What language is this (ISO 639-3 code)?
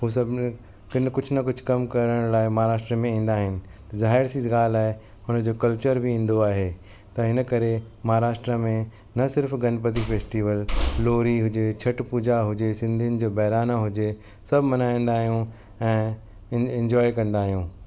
snd